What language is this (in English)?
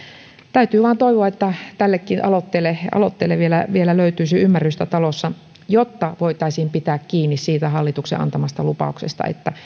Finnish